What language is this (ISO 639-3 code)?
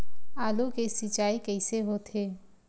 hne